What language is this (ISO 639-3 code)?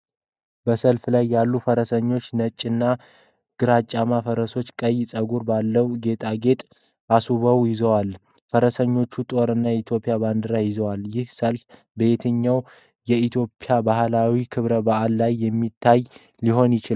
amh